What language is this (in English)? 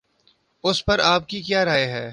Urdu